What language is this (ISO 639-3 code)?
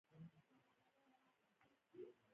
pus